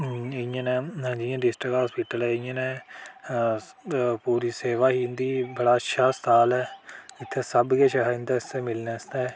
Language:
Dogri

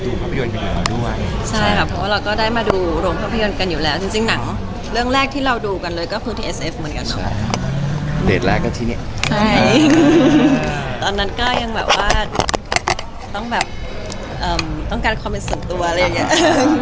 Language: Thai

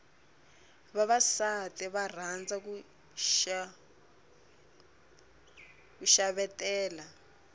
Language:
Tsonga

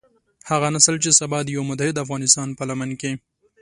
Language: Pashto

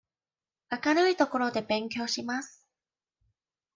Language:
Japanese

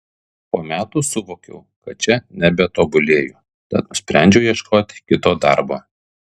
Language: Lithuanian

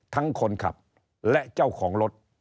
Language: Thai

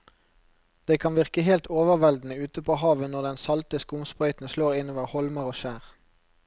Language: Norwegian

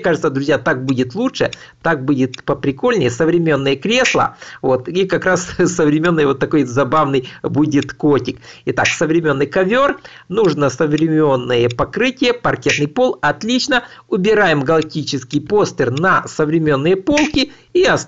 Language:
Russian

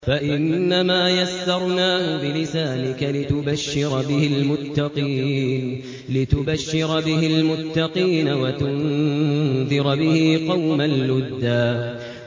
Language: Arabic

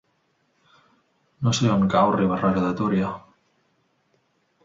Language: Catalan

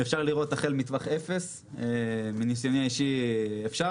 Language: Hebrew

